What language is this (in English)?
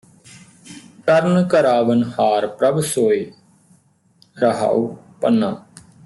Punjabi